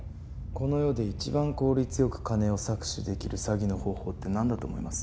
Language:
Japanese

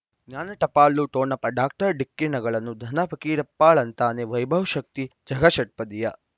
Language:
Kannada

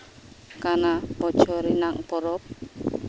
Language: Santali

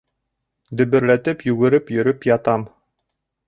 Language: Bashkir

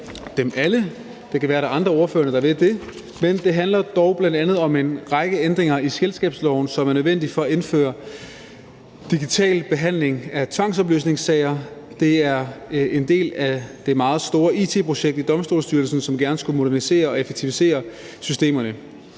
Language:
Danish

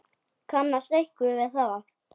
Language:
Icelandic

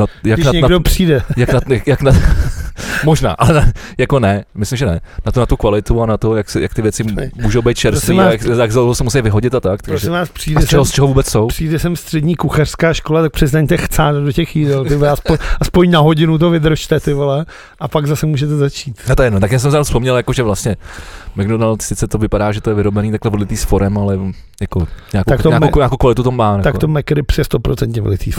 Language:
Czech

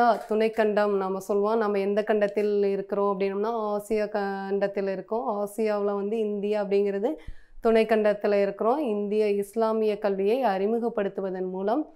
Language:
Dutch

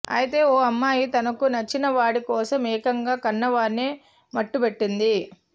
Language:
Telugu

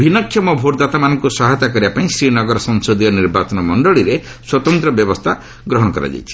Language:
Odia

